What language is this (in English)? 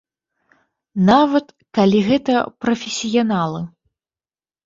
Belarusian